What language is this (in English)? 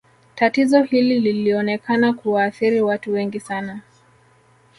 Swahili